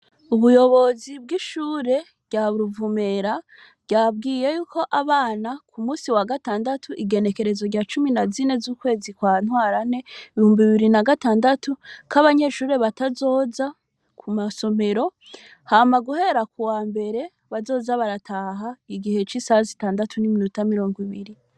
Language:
Rundi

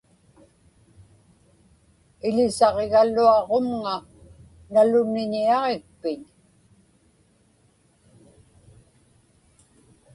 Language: Inupiaq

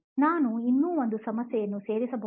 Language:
Kannada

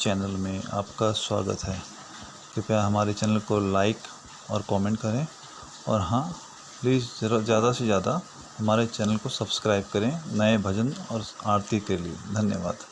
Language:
Hindi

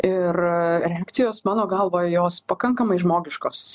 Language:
Lithuanian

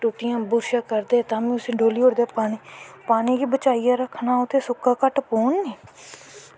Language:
Dogri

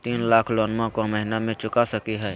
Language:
Magahi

